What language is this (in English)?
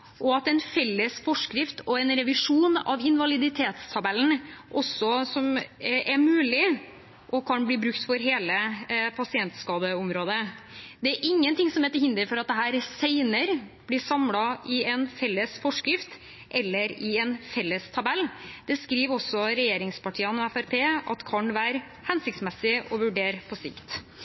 Norwegian Bokmål